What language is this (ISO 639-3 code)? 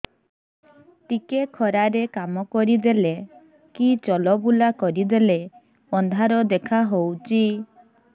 ori